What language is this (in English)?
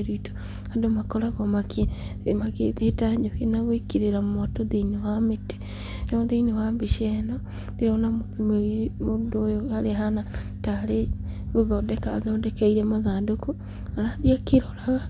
Kikuyu